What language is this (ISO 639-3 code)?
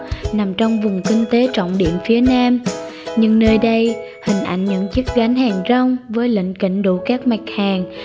vie